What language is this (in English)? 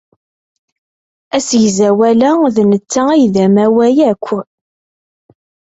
Kabyle